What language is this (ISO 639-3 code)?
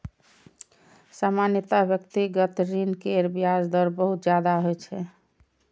mai